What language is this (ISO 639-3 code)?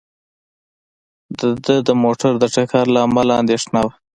pus